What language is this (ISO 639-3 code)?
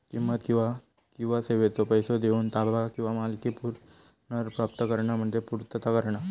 mar